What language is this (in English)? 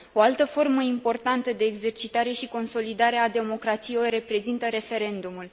Romanian